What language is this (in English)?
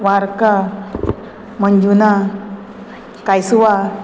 Konkani